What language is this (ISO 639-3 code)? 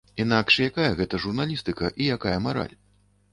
bel